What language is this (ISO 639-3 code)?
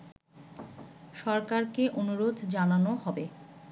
ben